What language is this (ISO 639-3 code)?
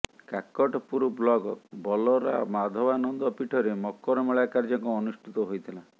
ori